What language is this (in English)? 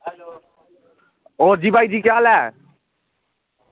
Dogri